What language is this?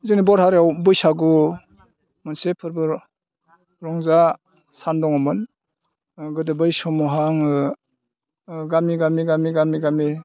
Bodo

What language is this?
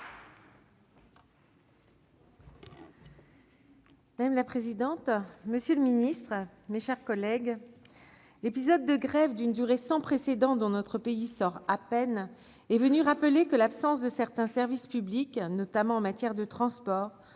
French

